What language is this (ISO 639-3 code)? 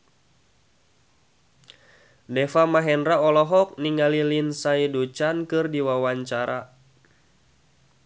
sun